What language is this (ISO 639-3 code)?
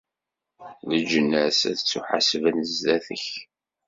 kab